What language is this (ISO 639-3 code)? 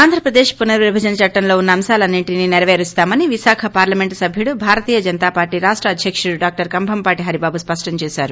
tel